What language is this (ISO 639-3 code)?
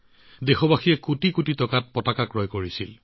asm